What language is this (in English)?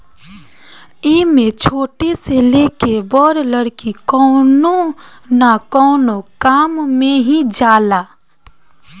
Bhojpuri